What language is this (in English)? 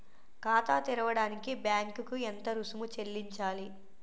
Telugu